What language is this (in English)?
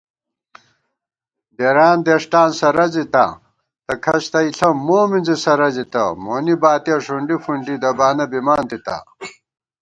Gawar-Bati